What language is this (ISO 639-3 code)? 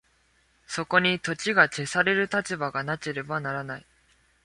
jpn